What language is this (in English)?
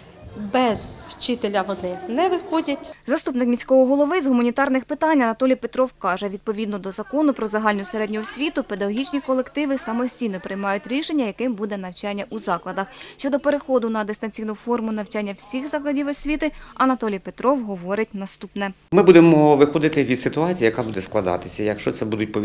Ukrainian